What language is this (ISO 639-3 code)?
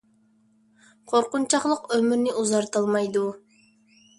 uig